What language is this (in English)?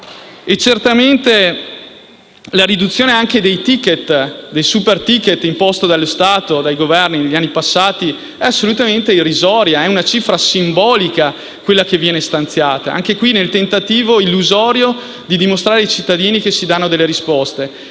Italian